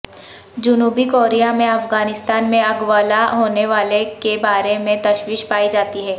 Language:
Urdu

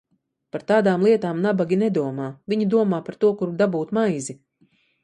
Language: Latvian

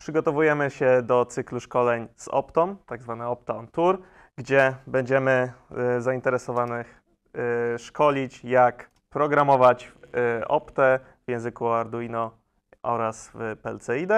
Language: Polish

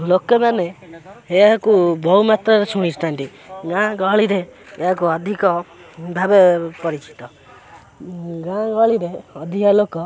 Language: Odia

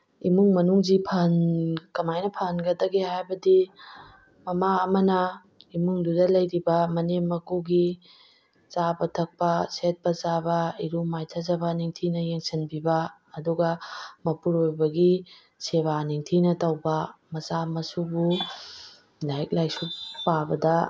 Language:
Manipuri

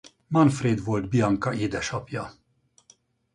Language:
Hungarian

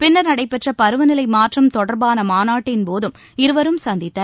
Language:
Tamil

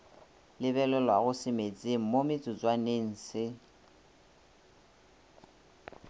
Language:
Northern Sotho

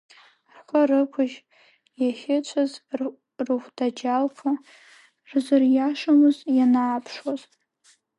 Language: Abkhazian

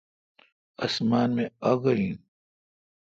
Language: Kalkoti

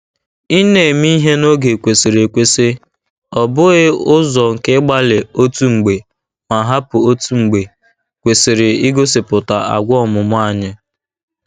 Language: Igbo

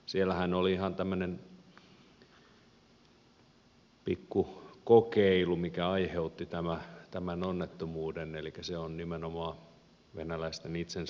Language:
Finnish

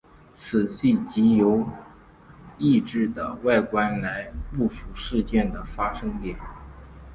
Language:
Chinese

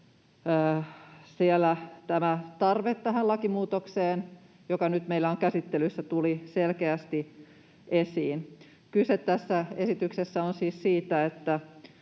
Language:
Finnish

